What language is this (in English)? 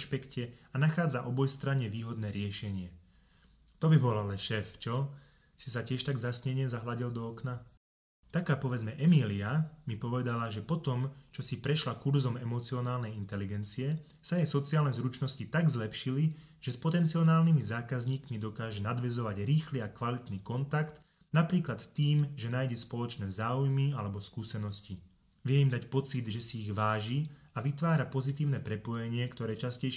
Slovak